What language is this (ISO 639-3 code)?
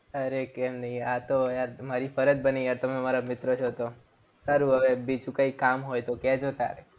guj